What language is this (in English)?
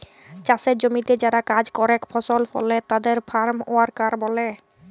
Bangla